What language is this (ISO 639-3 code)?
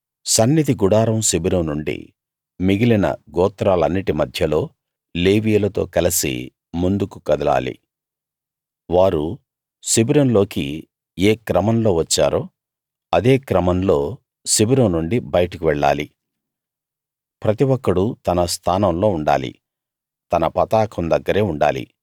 tel